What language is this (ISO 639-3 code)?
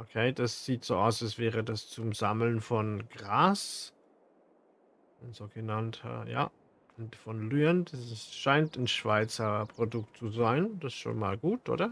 deu